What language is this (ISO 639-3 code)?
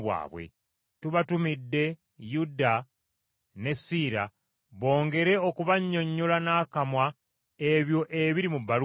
lug